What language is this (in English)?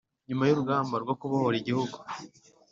Kinyarwanda